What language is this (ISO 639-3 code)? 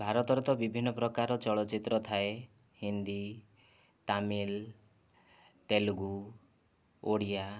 ori